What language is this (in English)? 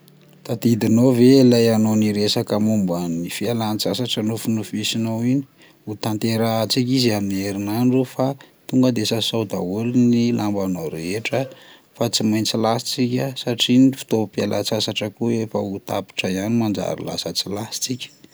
Malagasy